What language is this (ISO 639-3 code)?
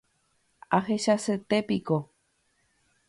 grn